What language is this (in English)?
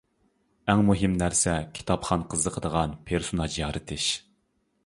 Uyghur